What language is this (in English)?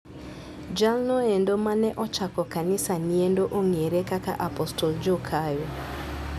Luo (Kenya and Tanzania)